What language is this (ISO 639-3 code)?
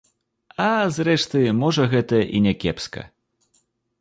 bel